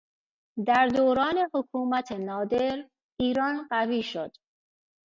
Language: Persian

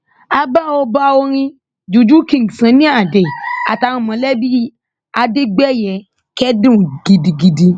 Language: Yoruba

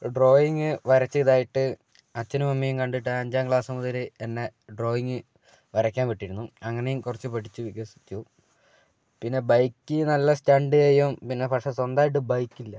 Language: Malayalam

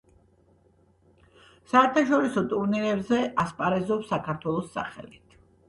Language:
Georgian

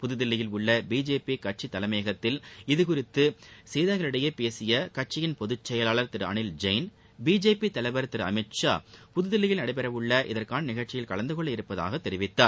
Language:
Tamil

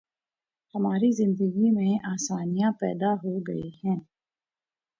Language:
Urdu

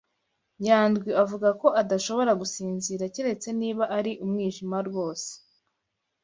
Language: Kinyarwanda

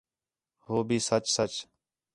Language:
Khetrani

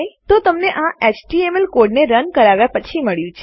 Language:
Gujarati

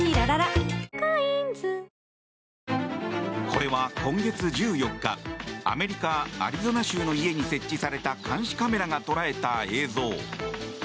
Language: Japanese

